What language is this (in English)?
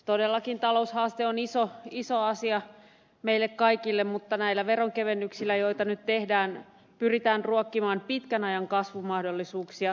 Finnish